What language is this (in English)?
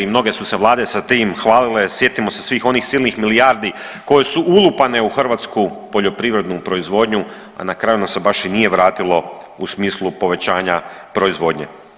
Croatian